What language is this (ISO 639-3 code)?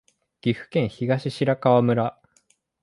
jpn